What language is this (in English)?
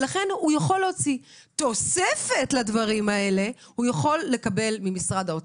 Hebrew